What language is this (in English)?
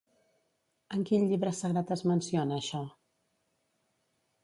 Catalan